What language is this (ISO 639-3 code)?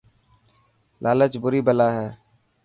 mki